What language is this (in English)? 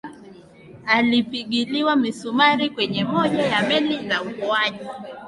Swahili